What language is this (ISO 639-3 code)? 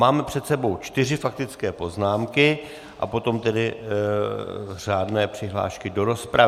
ces